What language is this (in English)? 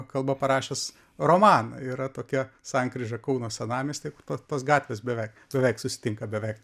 Lithuanian